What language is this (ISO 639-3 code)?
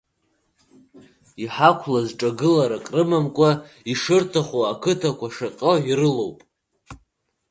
abk